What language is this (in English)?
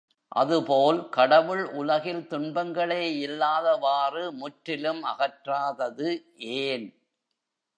Tamil